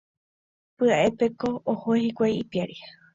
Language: Guarani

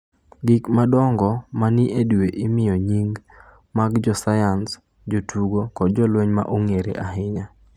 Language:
Luo (Kenya and Tanzania)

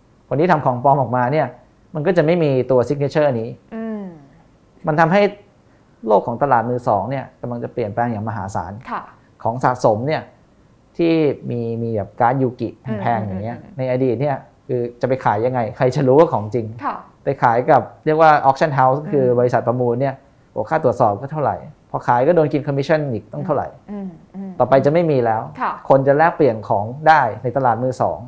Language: Thai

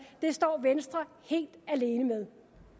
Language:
Danish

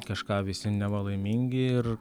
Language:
Lithuanian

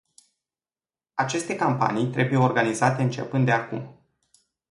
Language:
Romanian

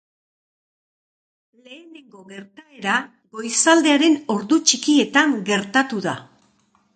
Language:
Basque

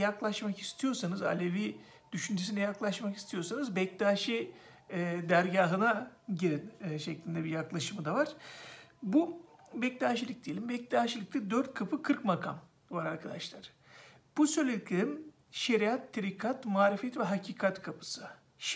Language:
Turkish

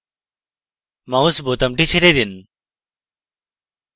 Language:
Bangla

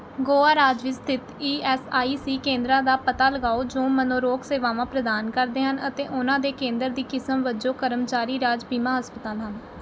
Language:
Punjabi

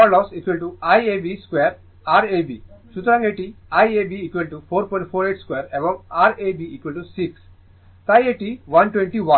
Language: Bangla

